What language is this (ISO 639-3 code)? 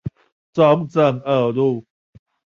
zho